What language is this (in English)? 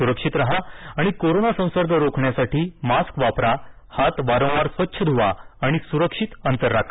Marathi